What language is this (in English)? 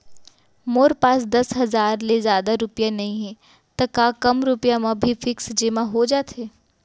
Chhattisgarhi